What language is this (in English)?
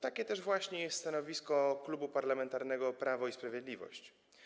Polish